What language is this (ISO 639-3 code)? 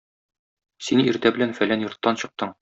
tat